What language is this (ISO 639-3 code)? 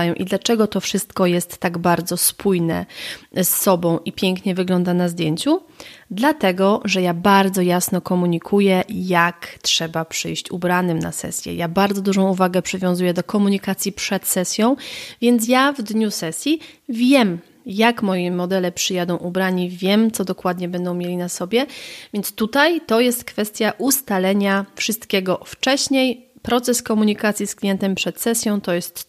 pol